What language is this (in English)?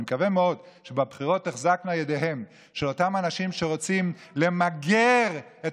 Hebrew